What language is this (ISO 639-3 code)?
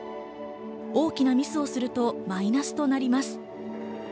jpn